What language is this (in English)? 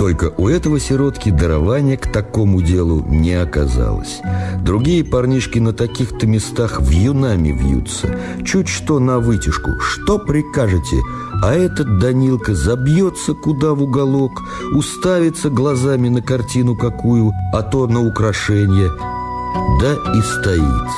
Russian